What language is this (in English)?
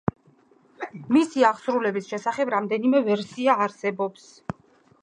Georgian